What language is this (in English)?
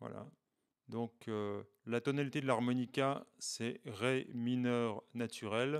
French